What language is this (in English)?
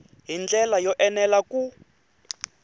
Tsonga